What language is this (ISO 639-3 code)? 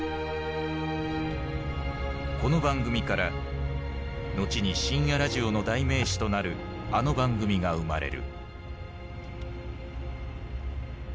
jpn